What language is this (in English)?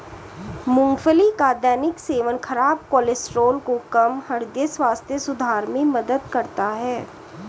Hindi